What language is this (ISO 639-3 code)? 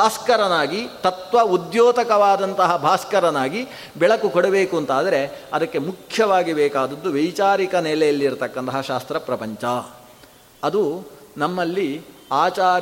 kan